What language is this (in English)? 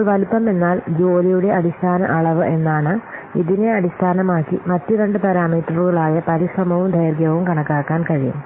Malayalam